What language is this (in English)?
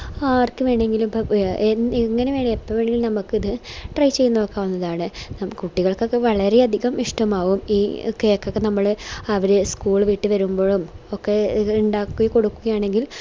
Malayalam